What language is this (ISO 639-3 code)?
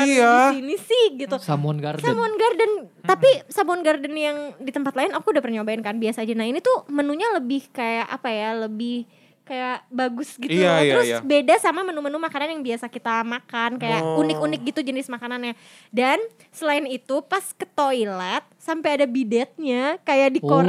ind